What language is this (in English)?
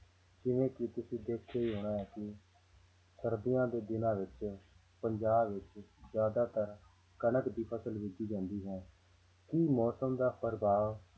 Punjabi